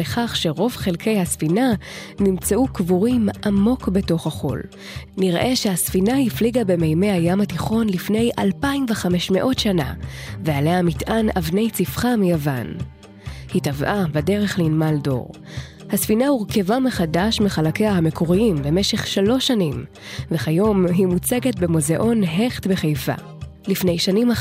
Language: Hebrew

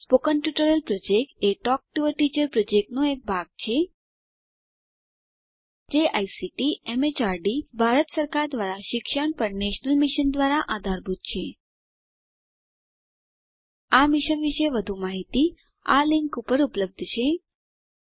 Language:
Gujarati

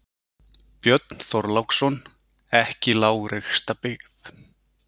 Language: Icelandic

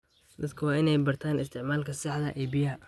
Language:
Somali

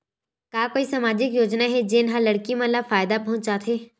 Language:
Chhattisgarhi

